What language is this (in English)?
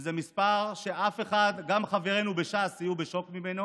Hebrew